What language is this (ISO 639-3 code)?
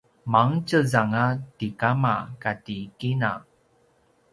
pwn